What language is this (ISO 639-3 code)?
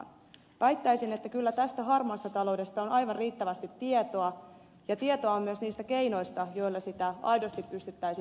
fin